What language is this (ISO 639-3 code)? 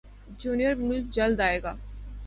urd